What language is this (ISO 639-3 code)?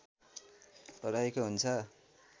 nep